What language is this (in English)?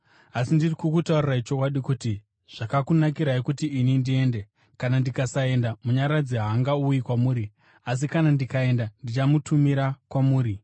Shona